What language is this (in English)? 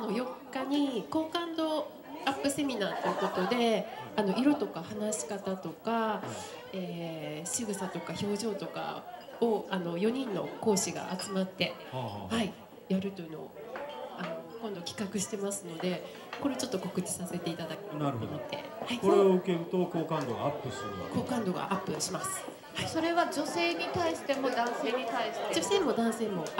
Japanese